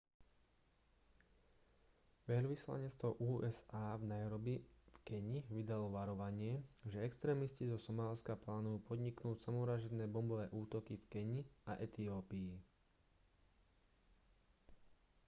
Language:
Slovak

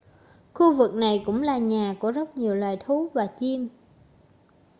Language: Vietnamese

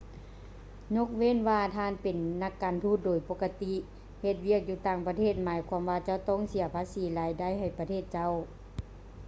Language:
Lao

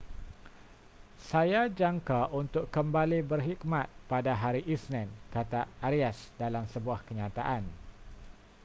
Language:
Malay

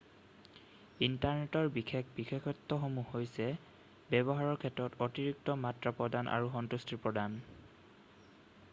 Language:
Assamese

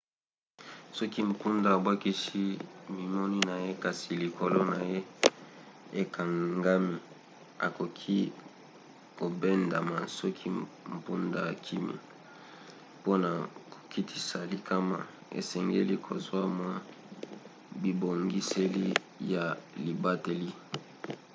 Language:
Lingala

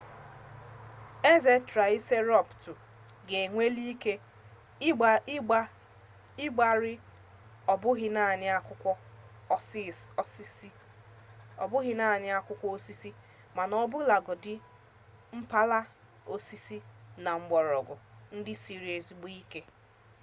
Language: Igbo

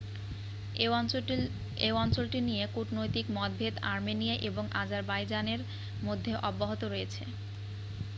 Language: Bangla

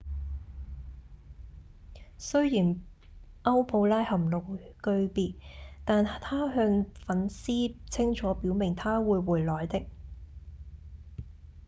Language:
Cantonese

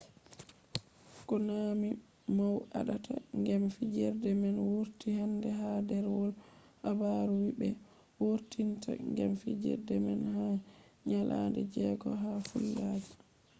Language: Fula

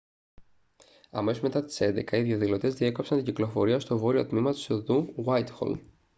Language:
Greek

